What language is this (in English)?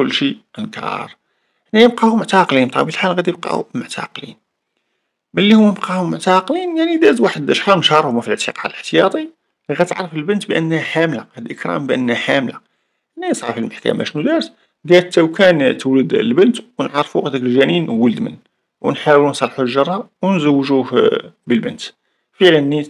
Arabic